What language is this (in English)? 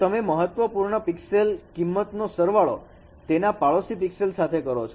Gujarati